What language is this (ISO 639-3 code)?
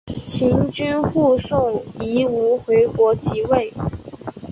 zho